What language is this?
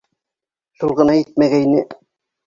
Bashkir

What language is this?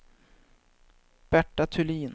Swedish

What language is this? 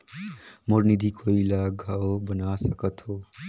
Chhattisgarhi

